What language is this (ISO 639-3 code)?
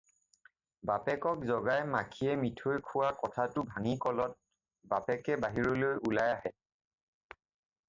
asm